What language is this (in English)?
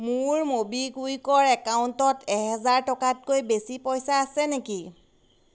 Assamese